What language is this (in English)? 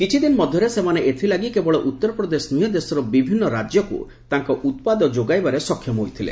Odia